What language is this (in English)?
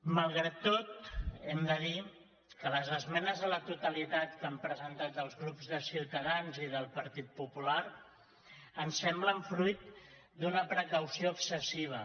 Catalan